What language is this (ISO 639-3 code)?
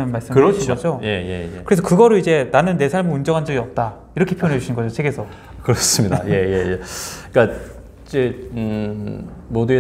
kor